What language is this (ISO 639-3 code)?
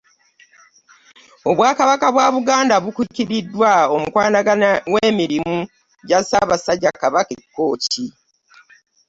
lug